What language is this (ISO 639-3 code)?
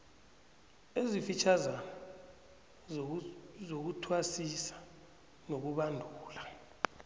nbl